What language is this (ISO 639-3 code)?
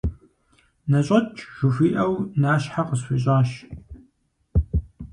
kbd